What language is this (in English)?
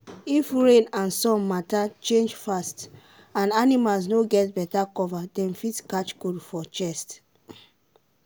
Nigerian Pidgin